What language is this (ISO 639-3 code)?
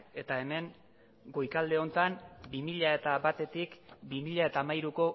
eus